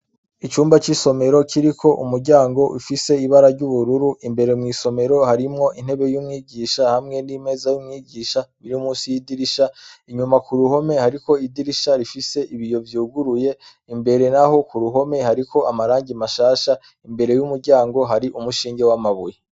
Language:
Rundi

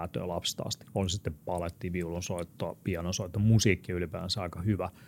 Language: Finnish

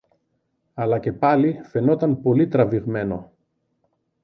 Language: Greek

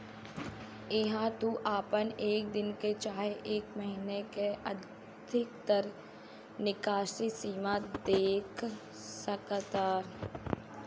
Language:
Bhojpuri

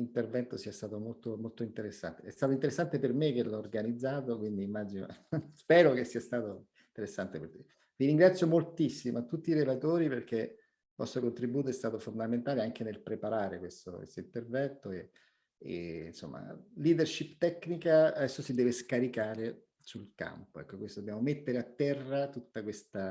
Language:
Italian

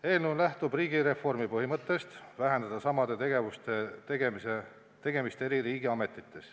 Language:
Estonian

